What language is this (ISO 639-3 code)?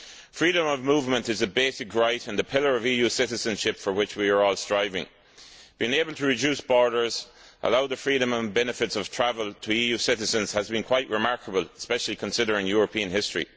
eng